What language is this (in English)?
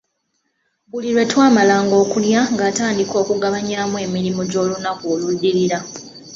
Ganda